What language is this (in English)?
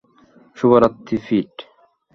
Bangla